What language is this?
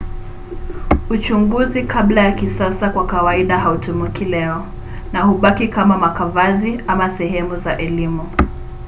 Swahili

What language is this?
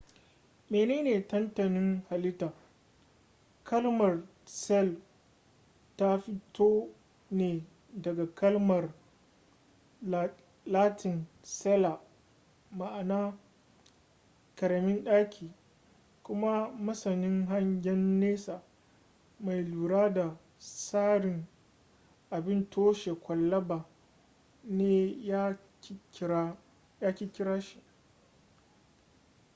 Hausa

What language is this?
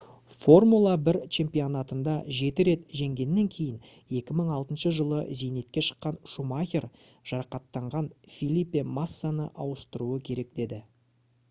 Kazakh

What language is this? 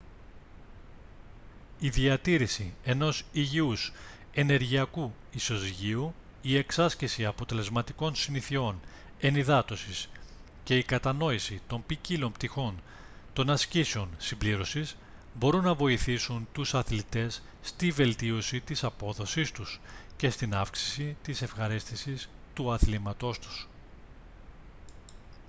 Greek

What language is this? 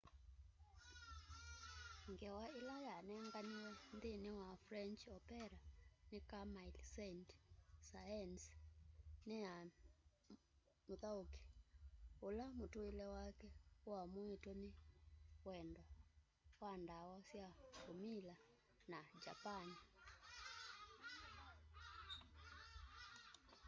Kamba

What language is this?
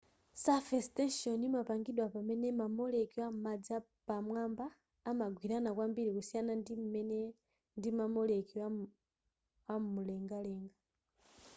Nyanja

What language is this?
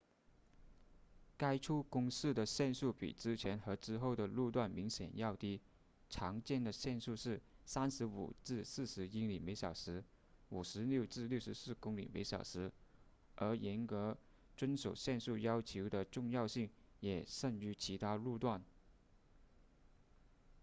Chinese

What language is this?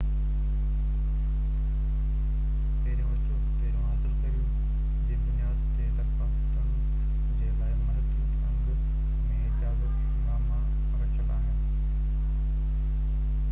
Sindhi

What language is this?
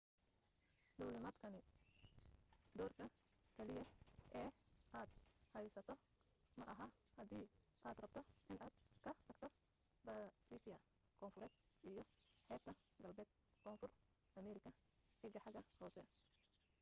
Somali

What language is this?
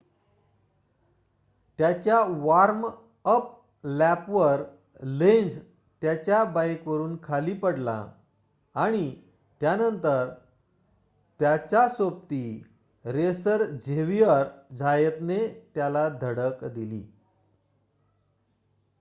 Marathi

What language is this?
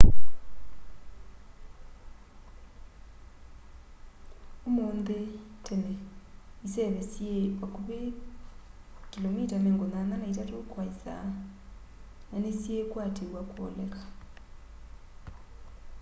Kamba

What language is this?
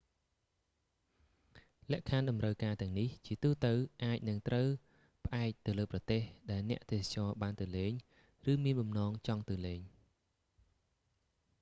Khmer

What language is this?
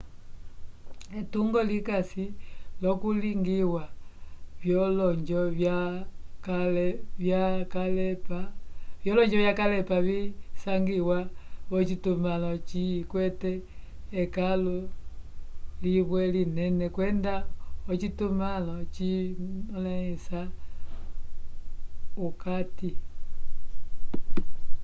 Umbundu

